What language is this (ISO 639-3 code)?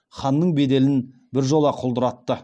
kaz